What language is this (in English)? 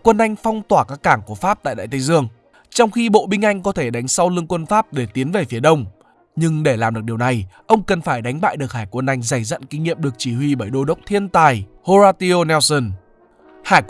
Vietnamese